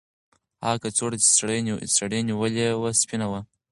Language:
Pashto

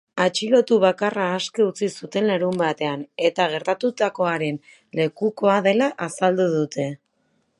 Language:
Basque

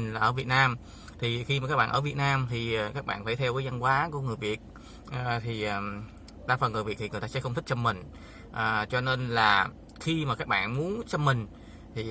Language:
Vietnamese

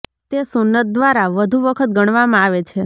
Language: Gujarati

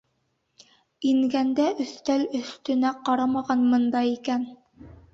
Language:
Bashkir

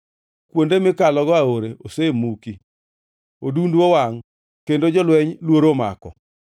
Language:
Luo (Kenya and Tanzania)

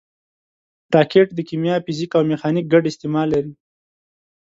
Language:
Pashto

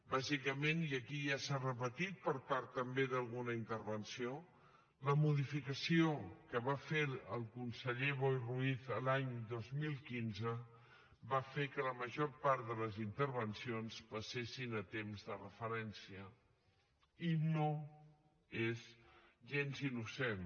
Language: Catalan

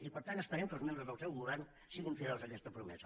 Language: Catalan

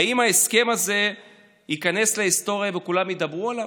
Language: Hebrew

